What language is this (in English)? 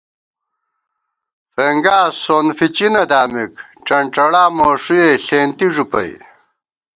Gawar-Bati